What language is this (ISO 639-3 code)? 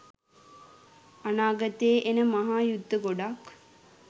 sin